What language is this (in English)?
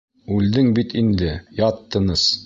Bashkir